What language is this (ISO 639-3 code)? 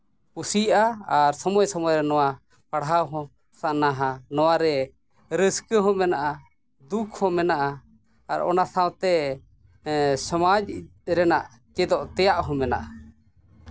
sat